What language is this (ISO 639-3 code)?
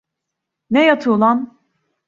tur